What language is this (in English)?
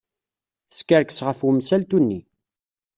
Kabyle